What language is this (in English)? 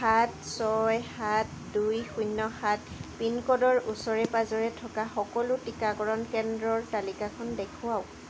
Assamese